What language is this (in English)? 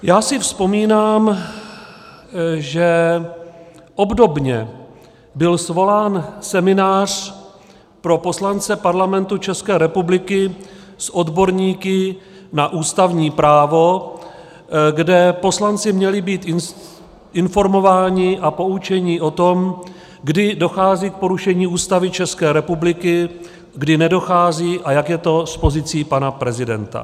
Czech